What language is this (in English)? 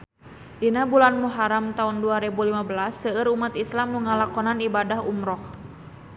Sundanese